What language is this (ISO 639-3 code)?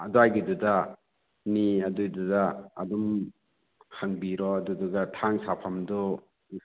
mni